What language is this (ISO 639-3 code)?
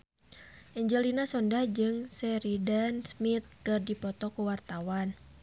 sun